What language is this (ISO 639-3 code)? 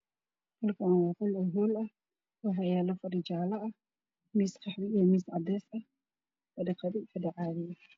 som